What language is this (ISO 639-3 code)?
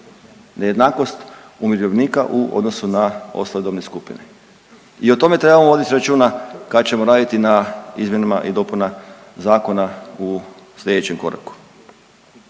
hrv